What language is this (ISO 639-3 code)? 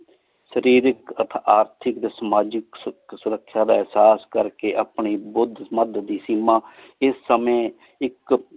pan